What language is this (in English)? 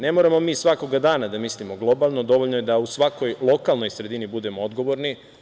Serbian